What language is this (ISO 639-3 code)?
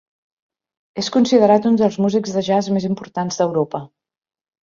cat